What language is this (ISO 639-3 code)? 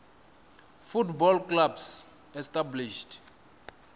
ven